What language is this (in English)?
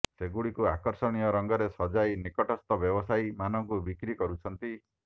Odia